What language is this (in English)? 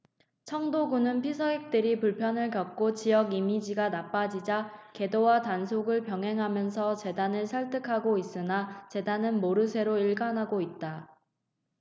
Korean